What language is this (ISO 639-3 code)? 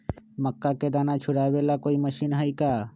mag